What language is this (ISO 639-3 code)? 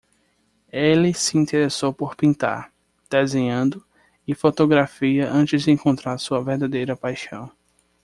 por